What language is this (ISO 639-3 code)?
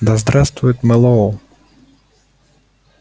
rus